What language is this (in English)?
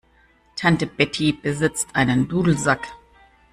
German